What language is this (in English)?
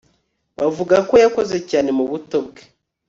Kinyarwanda